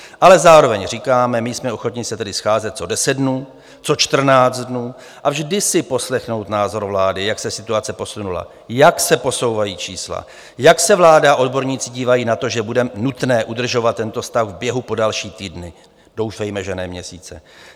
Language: Czech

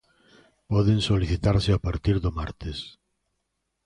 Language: Galician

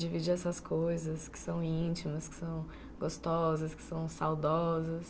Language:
Portuguese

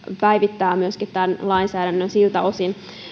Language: Finnish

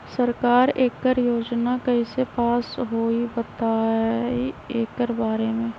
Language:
Magahi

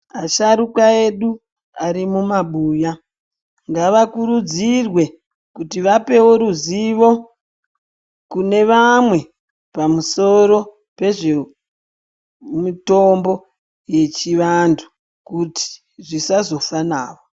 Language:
Ndau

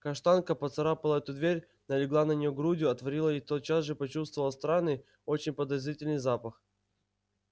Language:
Russian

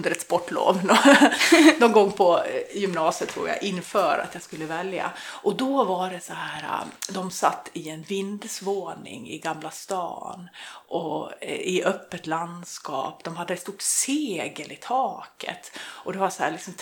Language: Swedish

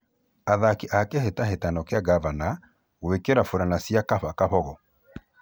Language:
Kikuyu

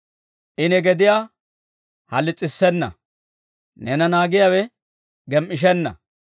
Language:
Dawro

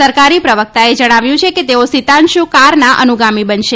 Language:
Gujarati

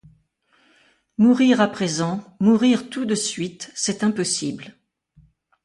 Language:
French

